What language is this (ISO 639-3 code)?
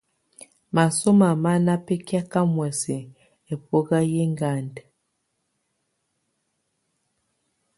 tvu